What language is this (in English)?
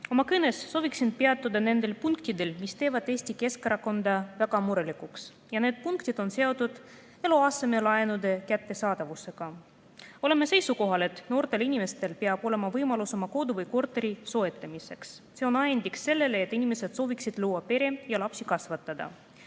Estonian